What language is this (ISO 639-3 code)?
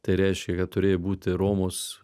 lit